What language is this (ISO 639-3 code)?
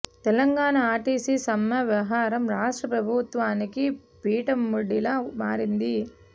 tel